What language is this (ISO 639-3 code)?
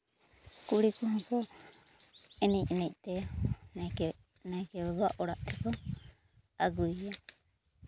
sat